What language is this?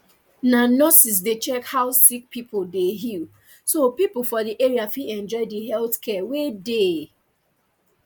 Nigerian Pidgin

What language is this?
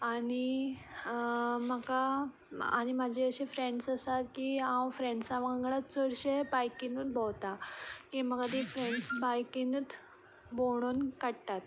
Konkani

